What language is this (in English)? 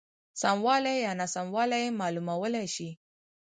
Pashto